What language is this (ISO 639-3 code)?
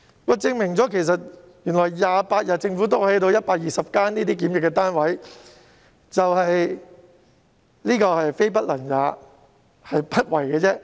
yue